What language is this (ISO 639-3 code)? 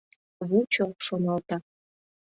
chm